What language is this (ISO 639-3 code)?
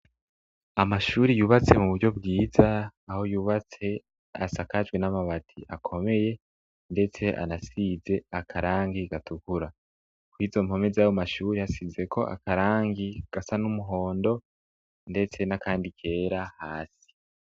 run